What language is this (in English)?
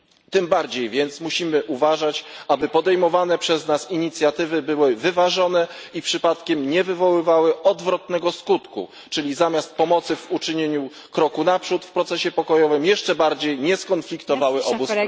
Polish